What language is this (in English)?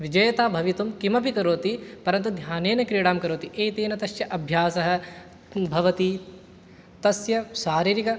Sanskrit